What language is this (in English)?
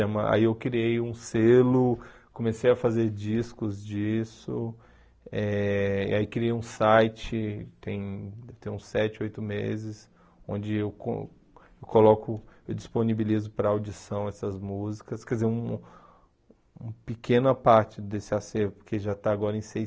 Portuguese